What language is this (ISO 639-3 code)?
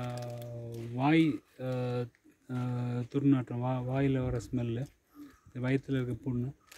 spa